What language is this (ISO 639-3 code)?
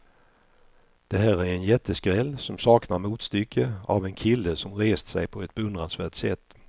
swe